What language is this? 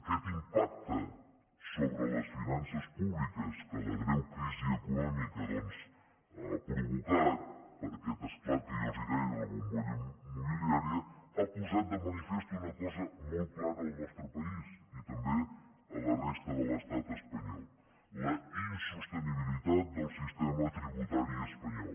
Catalan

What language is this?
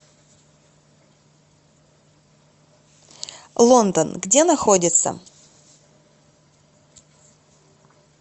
Russian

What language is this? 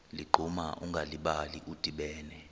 Xhosa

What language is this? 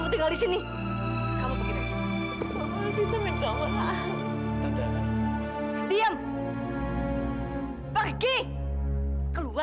Indonesian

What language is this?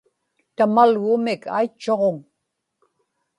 Inupiaq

